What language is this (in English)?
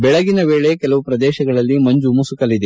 Kannada